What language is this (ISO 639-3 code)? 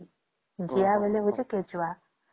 ori